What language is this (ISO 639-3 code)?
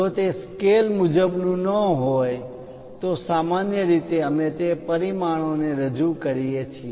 guj